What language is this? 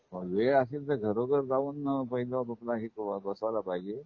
Marathi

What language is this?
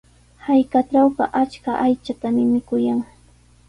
Sihuas Ancash Quechua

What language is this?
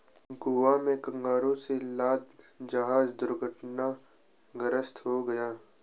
Hindi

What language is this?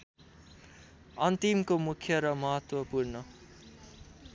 Nepali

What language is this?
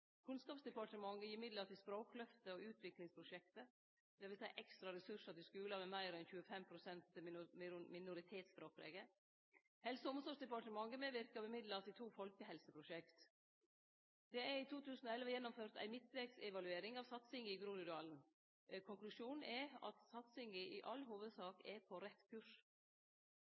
Norwegian Nynorsk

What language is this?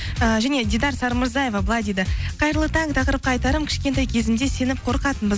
Kazakh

